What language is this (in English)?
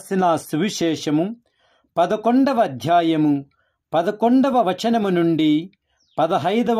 Telugu